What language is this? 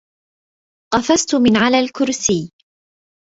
Arabic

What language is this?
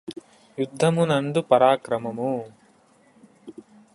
Telugu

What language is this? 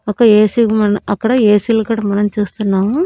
Telugu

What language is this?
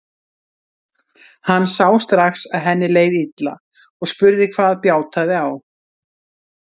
Icelandic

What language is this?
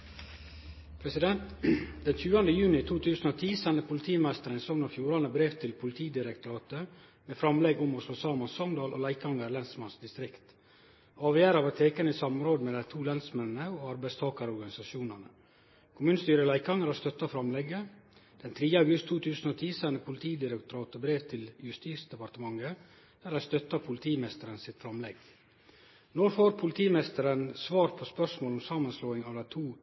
Norwegian Nynorsk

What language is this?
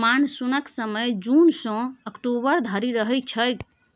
Maithili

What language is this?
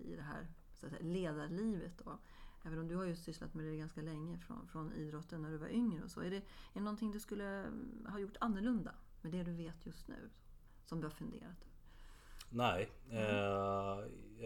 Swedish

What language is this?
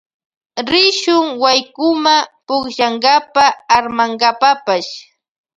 Loja Highland Quichua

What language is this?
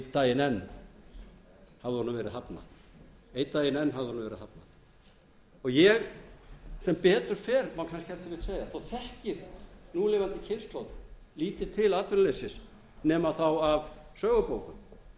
Icelandic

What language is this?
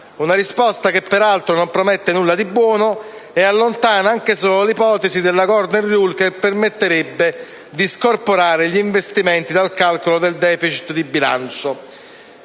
Italian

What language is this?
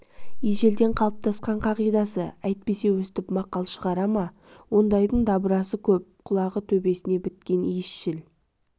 Kazakh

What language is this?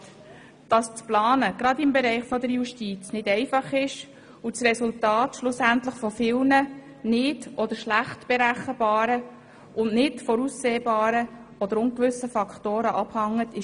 Swiss German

